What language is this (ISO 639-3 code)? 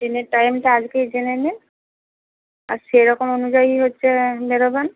ben